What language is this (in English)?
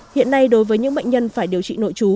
Vietnamese